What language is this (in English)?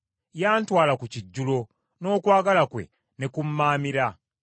Ganda